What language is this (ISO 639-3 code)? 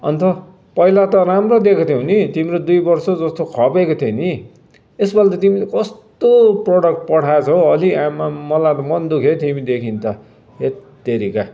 nep